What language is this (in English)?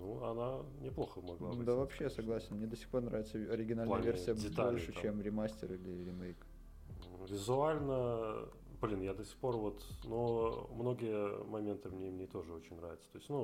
Russian